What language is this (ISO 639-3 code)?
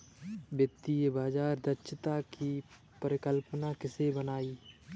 hin